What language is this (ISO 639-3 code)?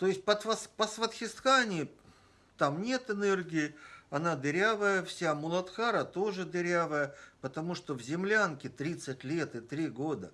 rus